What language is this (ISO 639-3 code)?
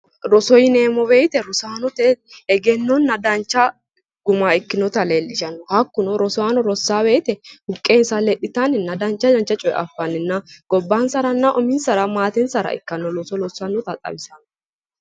sid